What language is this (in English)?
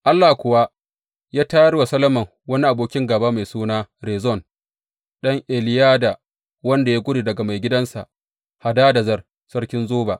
Hausa